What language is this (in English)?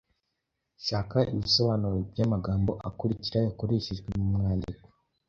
Kinyarwanda